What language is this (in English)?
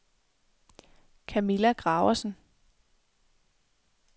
Danish